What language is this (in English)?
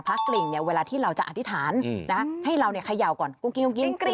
Thai